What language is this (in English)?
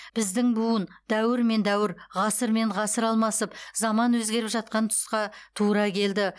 Kazakh